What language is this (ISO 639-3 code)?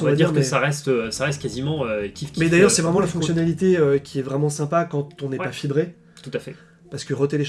fra